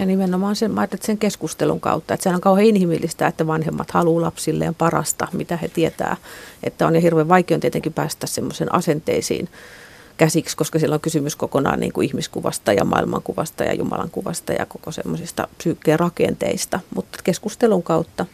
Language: Finnish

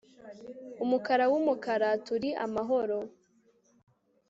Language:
Kinyarwanda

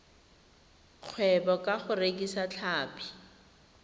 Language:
Tswana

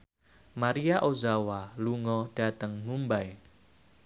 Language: Javanese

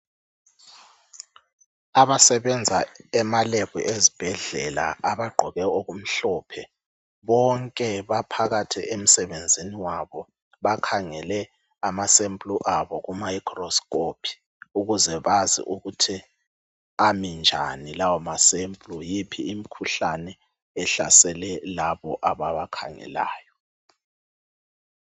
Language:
North Ndebele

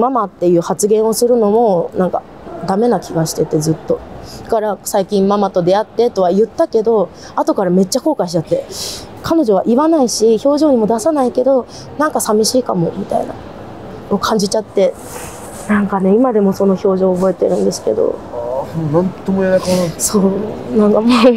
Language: Japanese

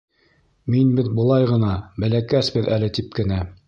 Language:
Bashkir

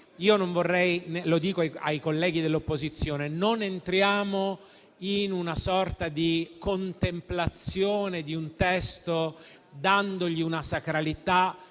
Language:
Italian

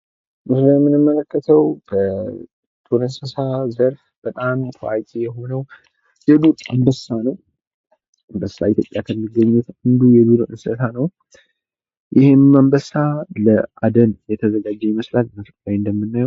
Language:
Amharic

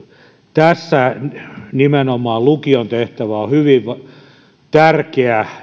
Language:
Finnish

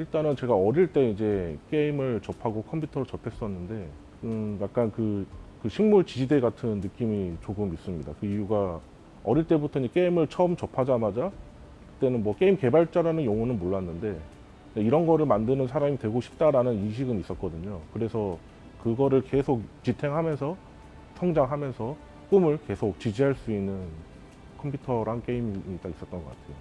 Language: Korean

